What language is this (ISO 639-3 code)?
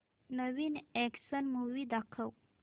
mar